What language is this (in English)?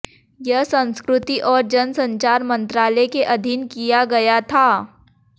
Hindi